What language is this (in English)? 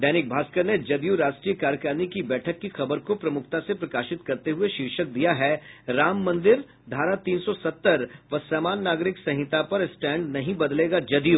Hindi